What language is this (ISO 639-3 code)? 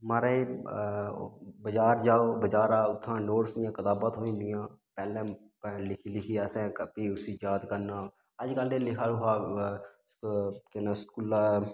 doi